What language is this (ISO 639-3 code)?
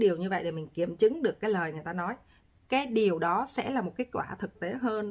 vie